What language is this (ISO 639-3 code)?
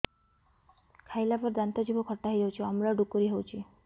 ori